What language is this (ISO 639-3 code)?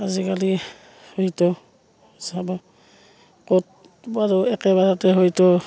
asm